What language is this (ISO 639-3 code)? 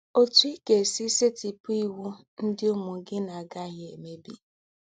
ibo